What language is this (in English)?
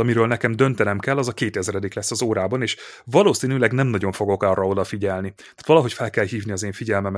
Hungarian